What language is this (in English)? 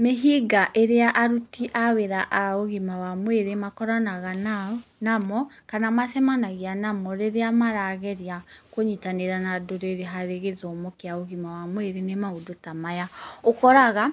Kikuyu